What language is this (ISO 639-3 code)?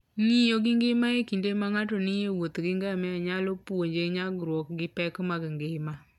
luo